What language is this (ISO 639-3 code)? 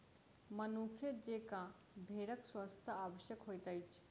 mai